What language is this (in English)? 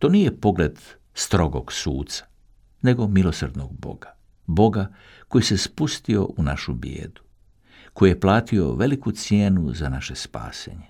Croatian